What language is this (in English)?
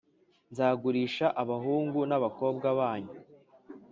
Kinyarwanda